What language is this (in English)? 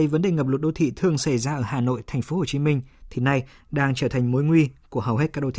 Vietnamese